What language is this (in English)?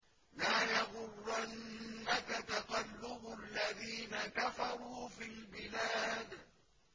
Arabic